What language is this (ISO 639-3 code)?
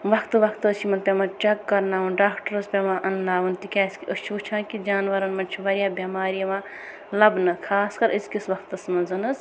kas